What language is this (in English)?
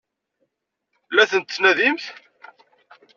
Kabyle